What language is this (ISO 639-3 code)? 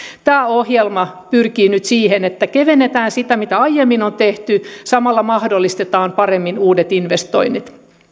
fin